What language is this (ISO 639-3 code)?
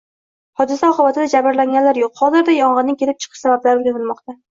uzb